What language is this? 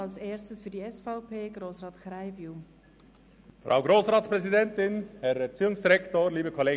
Swiss German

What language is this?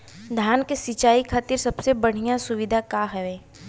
Bhojpuri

